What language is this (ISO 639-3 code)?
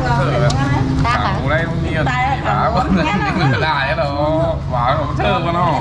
vie